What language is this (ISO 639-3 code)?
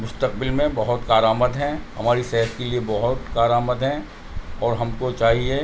urd